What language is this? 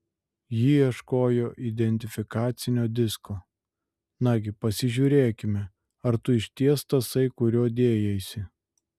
Lithuanian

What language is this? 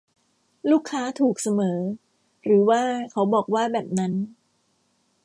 Thai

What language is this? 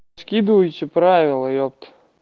Russian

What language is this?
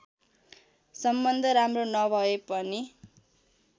Nepali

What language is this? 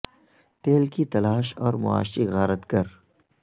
Urdu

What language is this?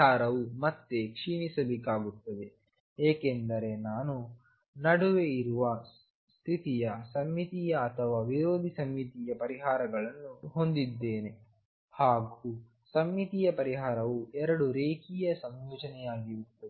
Kannada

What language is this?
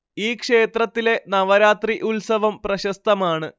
Malayalam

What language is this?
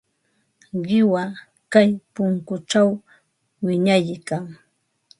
Ambo-Pasco Quechua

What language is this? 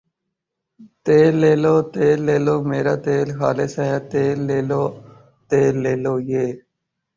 Urdu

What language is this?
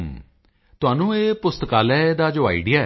Punjabi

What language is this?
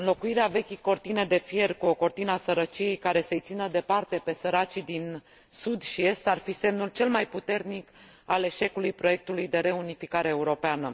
Romanian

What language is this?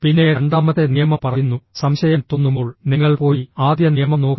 Malayalam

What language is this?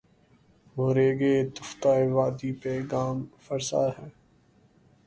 Urdu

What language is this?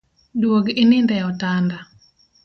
Luo (Kenya and Tanzania)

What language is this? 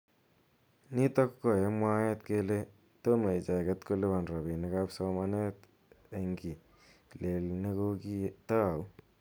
Kalenjin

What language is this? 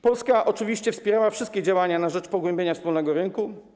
Polish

